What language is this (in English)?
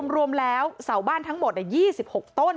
Thai